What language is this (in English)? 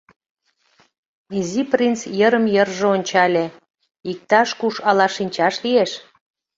Mari